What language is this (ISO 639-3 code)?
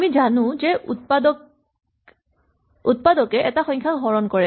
asm